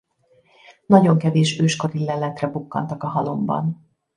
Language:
Hungarian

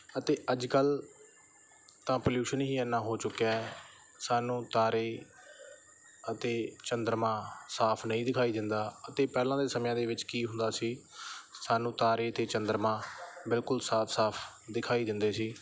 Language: Punjabi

